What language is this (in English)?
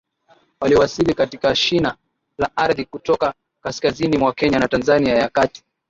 Swahili